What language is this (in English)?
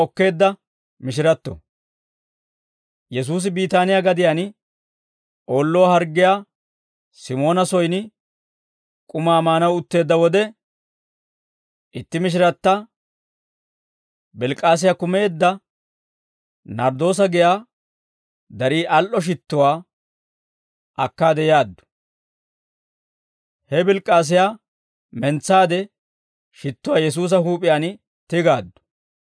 Dawro